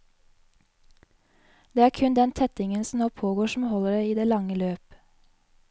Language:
Norwegian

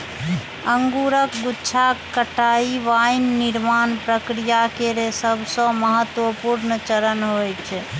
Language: Maithili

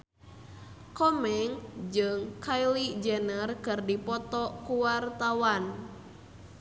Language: Sundanese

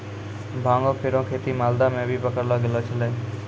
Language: Maithili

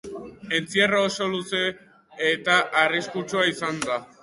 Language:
Basque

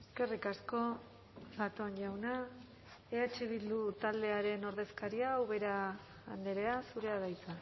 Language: Basque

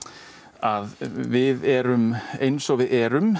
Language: Icelandic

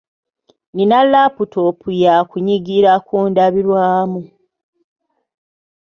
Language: Ganda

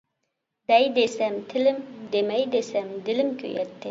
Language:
Uyghur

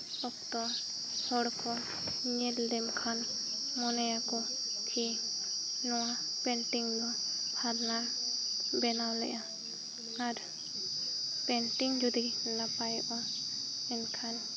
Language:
Santali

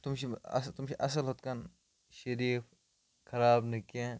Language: Kashmiri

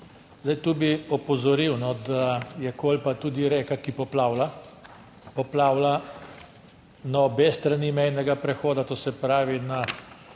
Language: Slovenian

